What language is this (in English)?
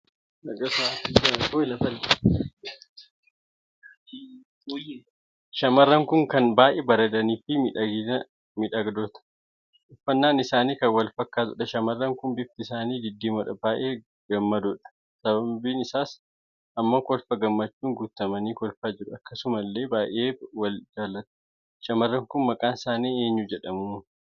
Oromo